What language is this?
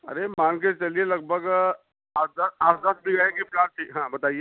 Hindi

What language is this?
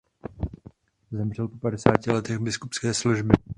Czech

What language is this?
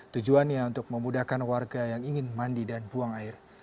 Indonesian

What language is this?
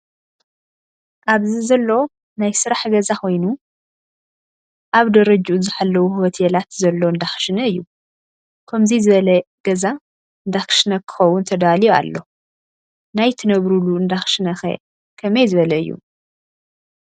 Tigrinya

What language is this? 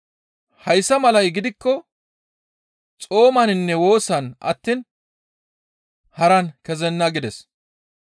Gamo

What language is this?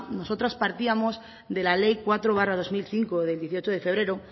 Spanish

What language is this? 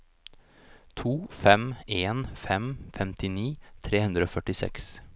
Norwegian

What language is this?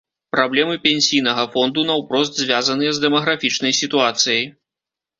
Belarusian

